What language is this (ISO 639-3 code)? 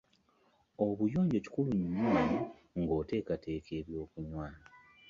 lug